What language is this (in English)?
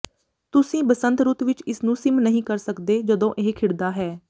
Punjabi